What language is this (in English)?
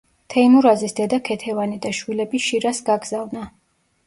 Georgian